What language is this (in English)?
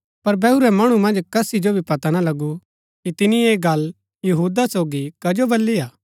Gaddi